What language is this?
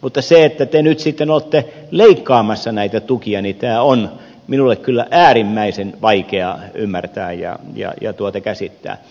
Finnish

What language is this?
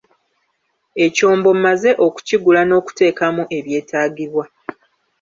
Ganda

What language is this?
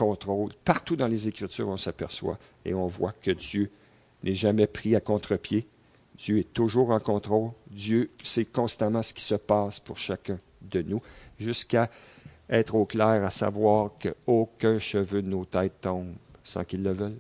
French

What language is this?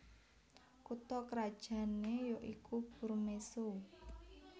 Javanese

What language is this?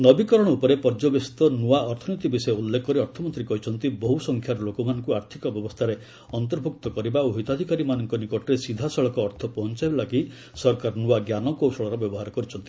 Odia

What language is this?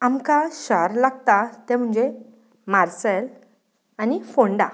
Konkani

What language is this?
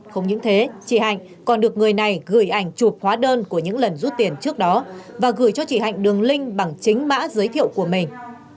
Vietnamese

